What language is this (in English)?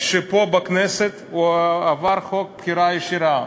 Hebrew